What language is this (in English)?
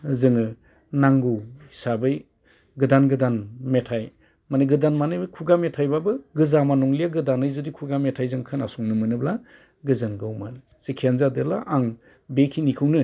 Bodo